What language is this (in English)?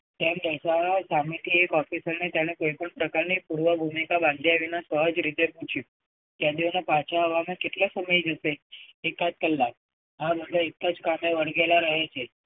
Gujarati